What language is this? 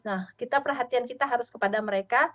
Indonesian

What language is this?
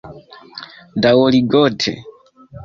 Esperanto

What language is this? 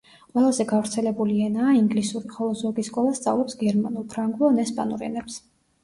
Georgian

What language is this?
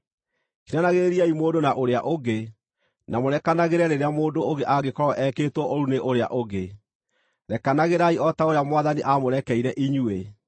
Kikuyu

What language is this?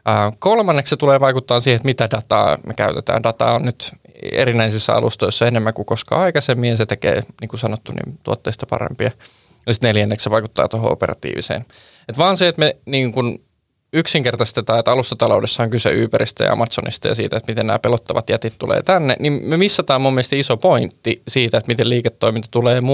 Finnish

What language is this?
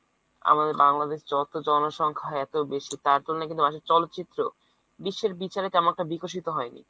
Bangla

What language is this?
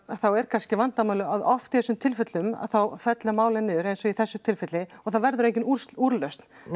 Icelandic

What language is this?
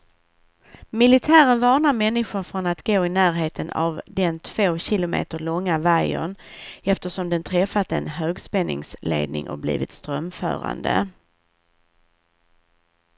Swedish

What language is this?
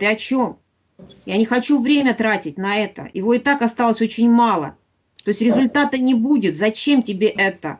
Russian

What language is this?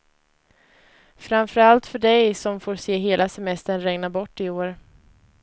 Swedish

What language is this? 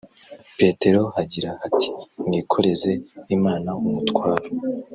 Kinyarwanda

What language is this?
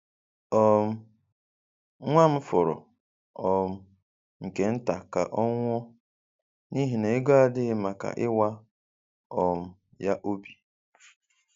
Igbo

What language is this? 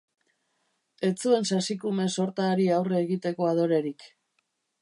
Basque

